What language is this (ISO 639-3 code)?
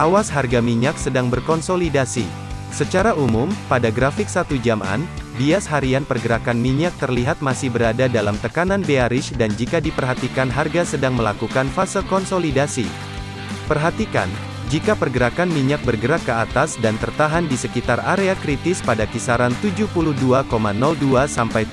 ind